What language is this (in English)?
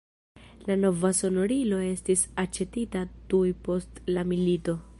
Esperanto